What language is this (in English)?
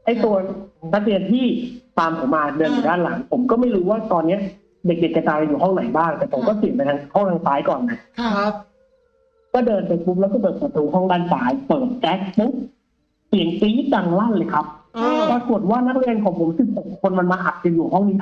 Thai